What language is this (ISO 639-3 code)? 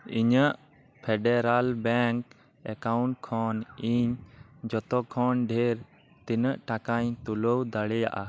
sat